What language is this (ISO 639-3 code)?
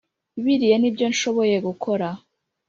kin